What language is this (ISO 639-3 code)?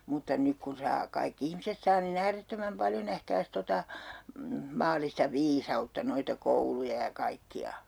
fin